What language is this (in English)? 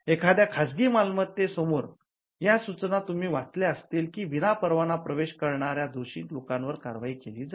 Marathi